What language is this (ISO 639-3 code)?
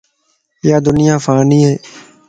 lss